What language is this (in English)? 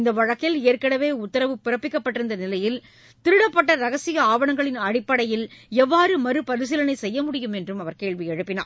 Tamil